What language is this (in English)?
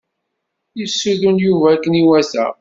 Kabyle